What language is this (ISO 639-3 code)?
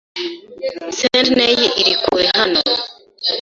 kin